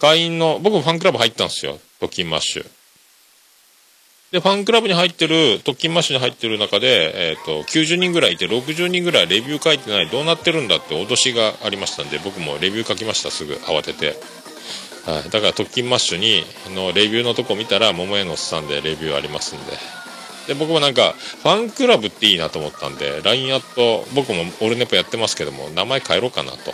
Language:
Japanese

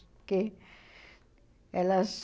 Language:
Portuguese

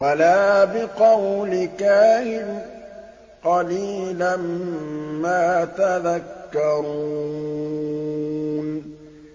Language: Arabic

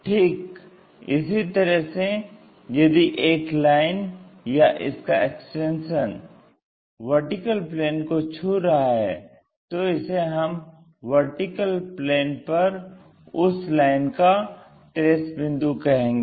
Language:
Hindi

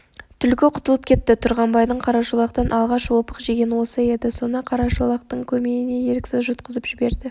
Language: Kazakh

